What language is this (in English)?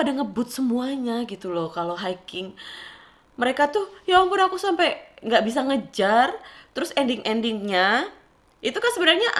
Indonesian